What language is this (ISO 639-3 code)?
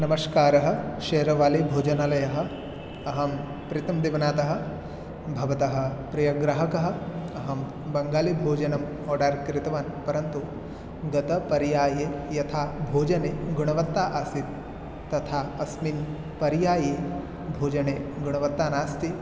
san